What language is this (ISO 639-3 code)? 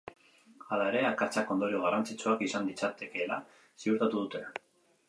eus